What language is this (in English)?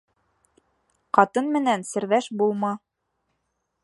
Bashkir